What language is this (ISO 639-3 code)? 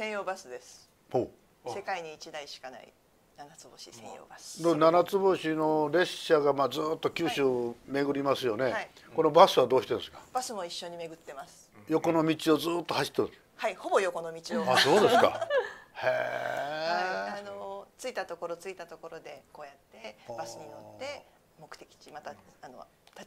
jpn